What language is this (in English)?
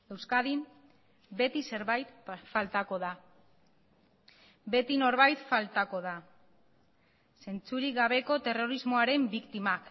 Basque